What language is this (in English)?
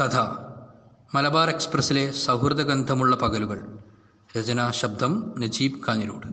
Malayalam